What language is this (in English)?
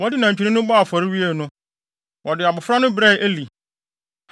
Akan